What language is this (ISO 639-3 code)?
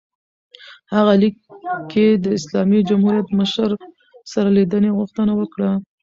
pus